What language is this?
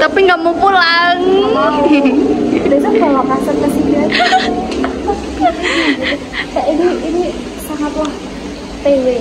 Indonesian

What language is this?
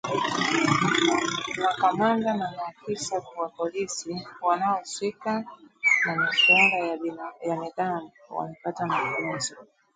Swahili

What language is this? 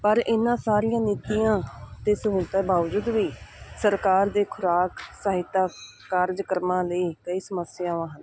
Punjabi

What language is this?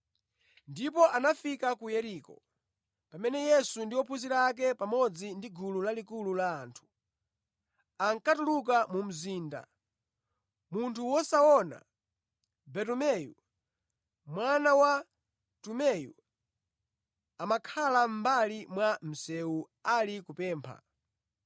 Nyanja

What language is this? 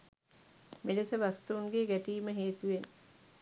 Sinhala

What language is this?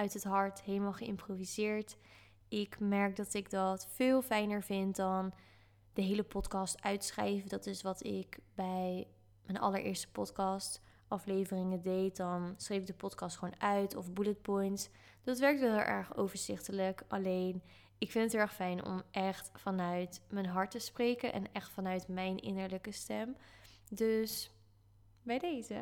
Dutch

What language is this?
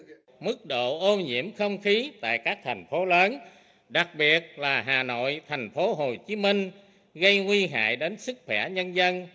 Vietnamese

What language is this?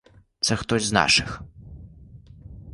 Ukrainian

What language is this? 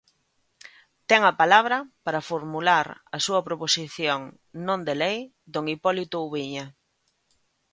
Galician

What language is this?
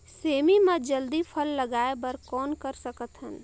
Chhattisgarhi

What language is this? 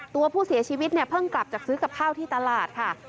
Thai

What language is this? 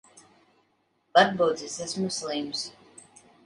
Latvian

